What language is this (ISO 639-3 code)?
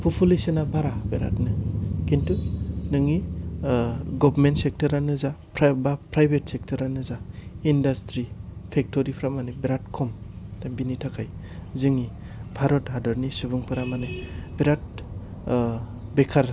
brx